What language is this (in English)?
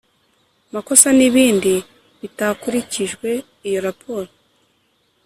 Kinyarwanda